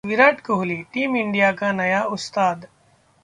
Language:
Hindi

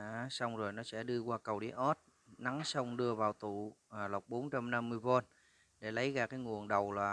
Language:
Vietnamese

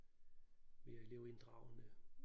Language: Danish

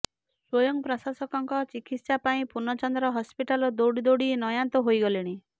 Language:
Odia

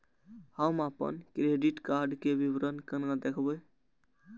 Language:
Maithili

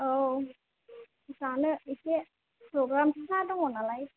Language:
Bodo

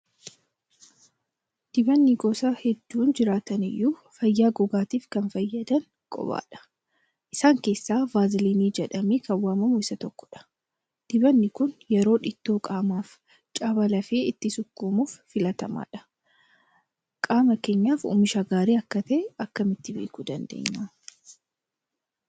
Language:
Oromo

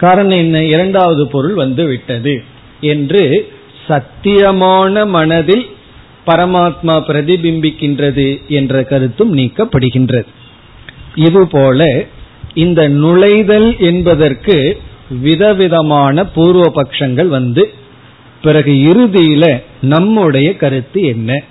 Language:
Tamil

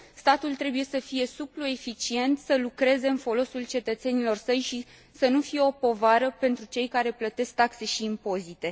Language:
Romanian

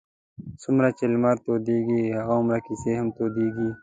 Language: Pashto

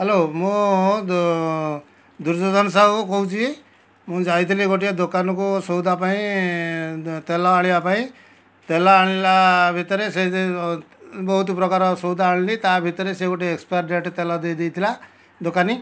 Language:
Odia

